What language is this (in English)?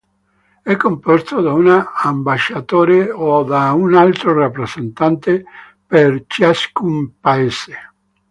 Italian